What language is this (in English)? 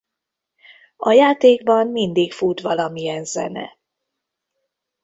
Hungarian